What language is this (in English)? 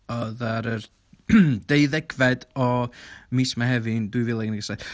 Welsh